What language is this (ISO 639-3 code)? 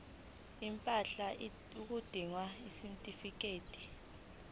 zul